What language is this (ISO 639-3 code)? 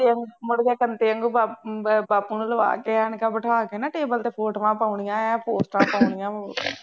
pan